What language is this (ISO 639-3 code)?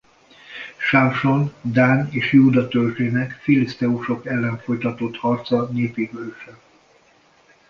hun